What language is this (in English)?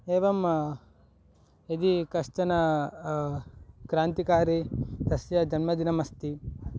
Sanskrit